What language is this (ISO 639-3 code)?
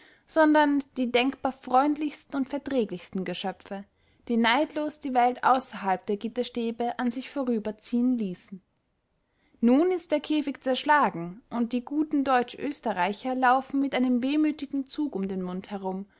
deu